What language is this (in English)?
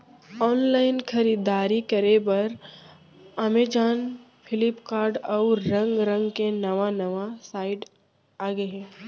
Chhattisgarhi